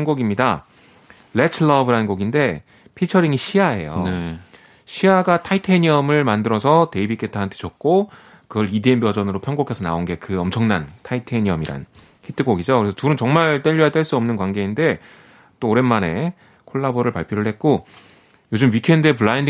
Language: Korean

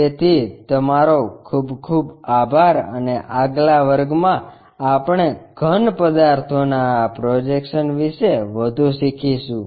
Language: Gujarati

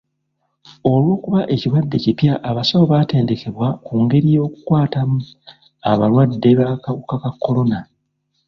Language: Ganda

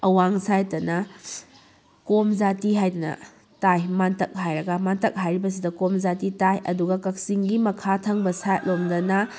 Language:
Manipuri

